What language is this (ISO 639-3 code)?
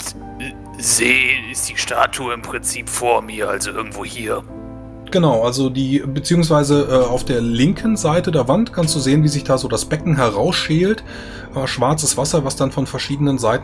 deu